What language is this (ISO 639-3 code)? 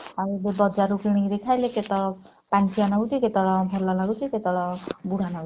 ori